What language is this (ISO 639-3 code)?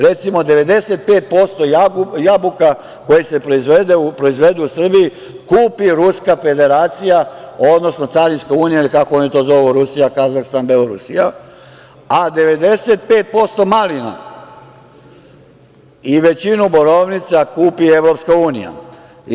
srp